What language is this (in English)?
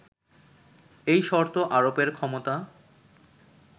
Bangla